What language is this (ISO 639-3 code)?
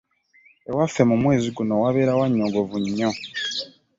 lug